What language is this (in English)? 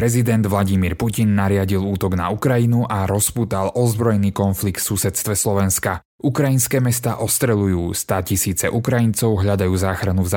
Slovak